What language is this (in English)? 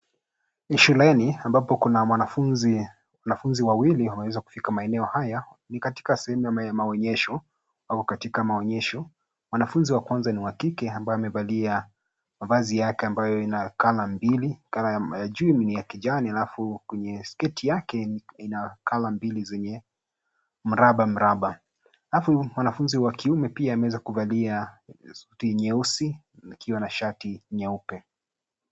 Swahili